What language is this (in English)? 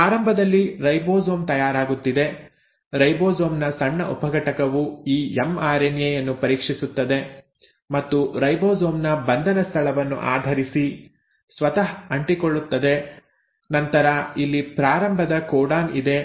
Kannada